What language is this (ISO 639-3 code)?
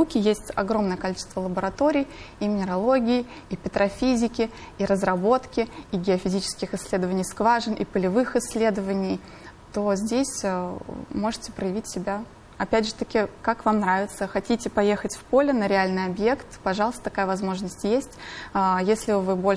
rus